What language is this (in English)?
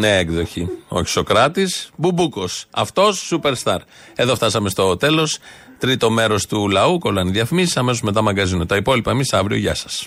Greek